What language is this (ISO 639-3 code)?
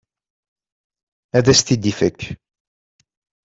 kab